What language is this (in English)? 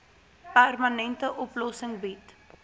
Afrikaans